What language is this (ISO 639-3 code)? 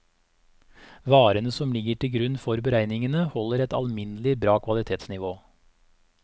nor